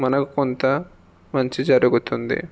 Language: Telugu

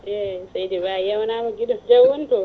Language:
Fula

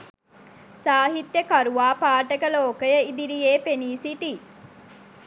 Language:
Sinhala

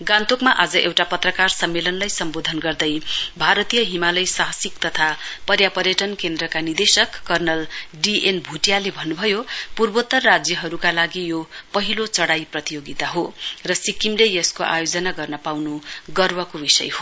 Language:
Nepali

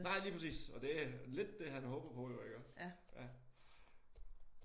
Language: Danish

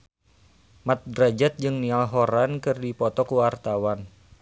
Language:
Sundanese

